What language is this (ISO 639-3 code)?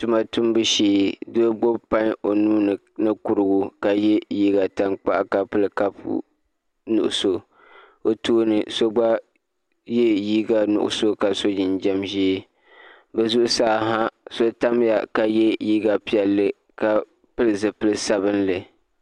dag